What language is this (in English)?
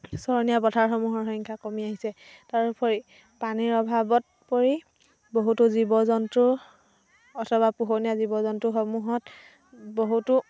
Assamese